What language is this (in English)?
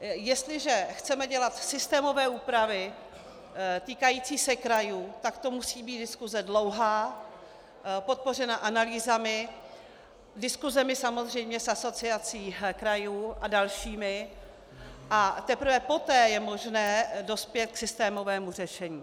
Czech